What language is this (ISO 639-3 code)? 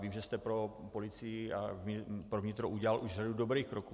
ces